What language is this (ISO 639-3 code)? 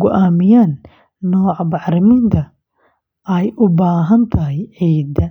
som